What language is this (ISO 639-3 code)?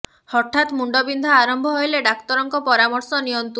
ori